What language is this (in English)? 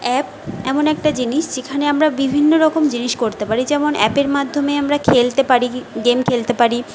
Bangla